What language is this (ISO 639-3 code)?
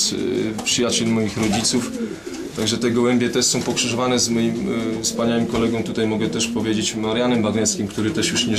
pol